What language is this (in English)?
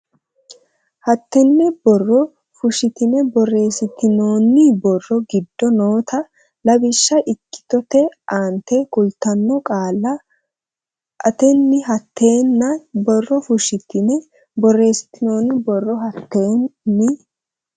Sidamo